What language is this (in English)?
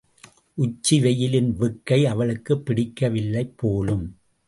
Tamil